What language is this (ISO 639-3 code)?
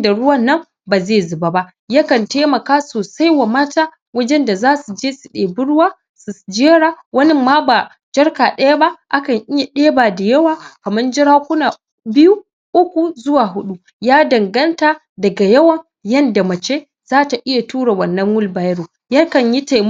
hau